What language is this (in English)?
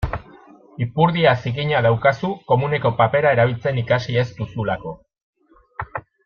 Basque